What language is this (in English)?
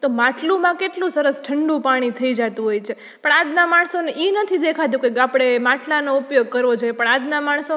Gujarati